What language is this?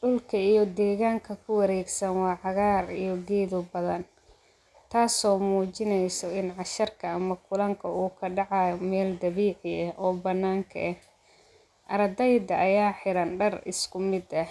Somali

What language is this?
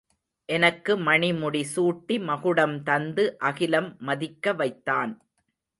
Tamil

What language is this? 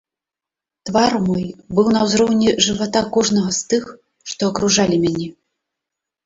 Belarusian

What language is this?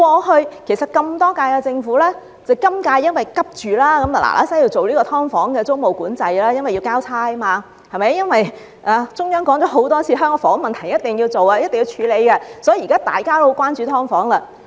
Cantonese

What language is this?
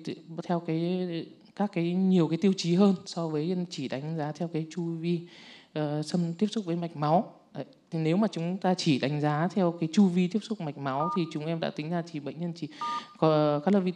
Vietnamese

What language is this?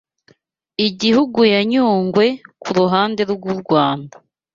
Kinyarwanda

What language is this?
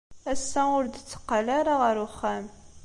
Kabyle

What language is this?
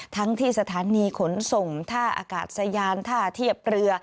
Thai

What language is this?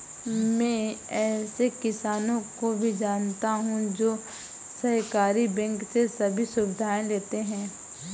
Hindi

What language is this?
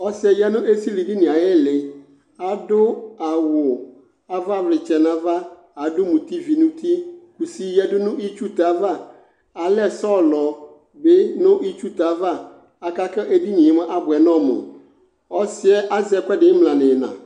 Ikposo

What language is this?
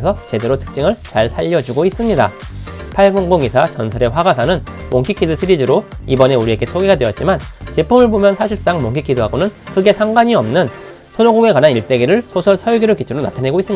Korean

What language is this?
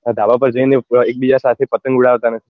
Gujarati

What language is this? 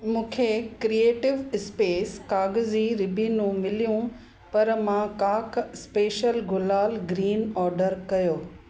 Sindhi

